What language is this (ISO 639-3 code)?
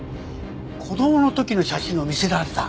jpn